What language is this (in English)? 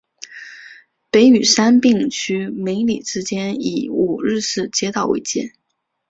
Chinese